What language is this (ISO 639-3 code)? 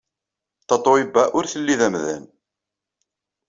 kab